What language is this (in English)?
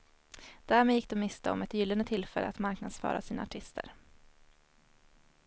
Swedish